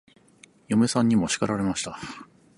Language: Japanese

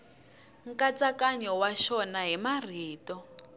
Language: Tsonga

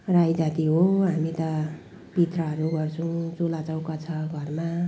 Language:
Nepali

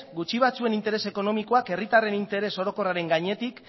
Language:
Basque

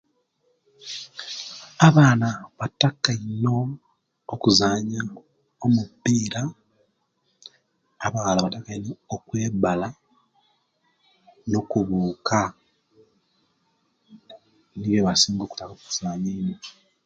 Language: Kenyi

